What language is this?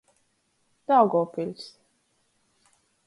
Latgalian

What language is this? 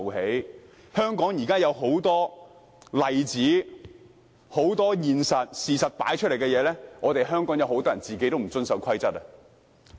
Cantonese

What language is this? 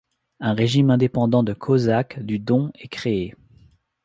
French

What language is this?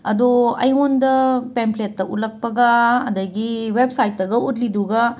Manipuri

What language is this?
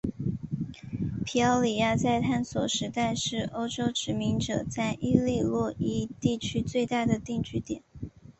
Chinese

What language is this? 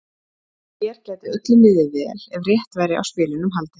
Icelandic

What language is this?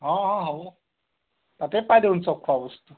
Assamese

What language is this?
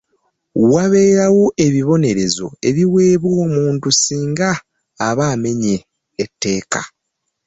Ganda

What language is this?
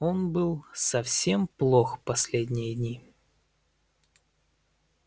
Russian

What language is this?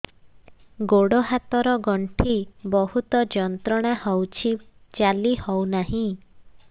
Odia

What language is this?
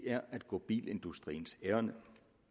Danish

